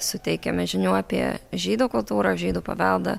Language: Lithuanian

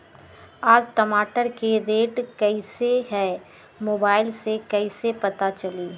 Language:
Magahi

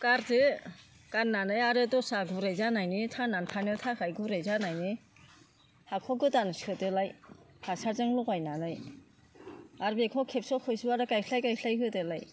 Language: Bodo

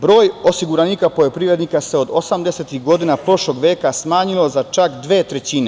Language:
Serbian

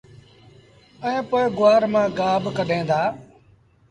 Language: Sindhi Bhil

